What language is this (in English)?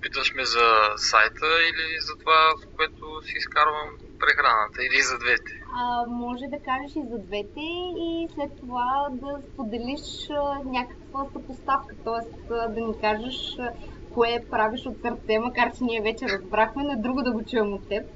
Bulgarian